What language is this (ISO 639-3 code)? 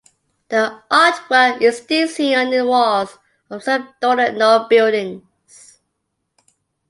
eng